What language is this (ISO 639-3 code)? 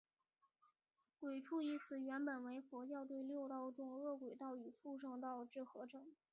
zho